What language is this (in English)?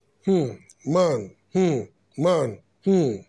Nigerian Pidgin